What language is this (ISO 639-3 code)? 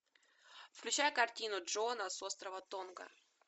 rus